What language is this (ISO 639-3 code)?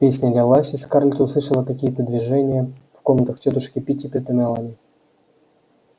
rus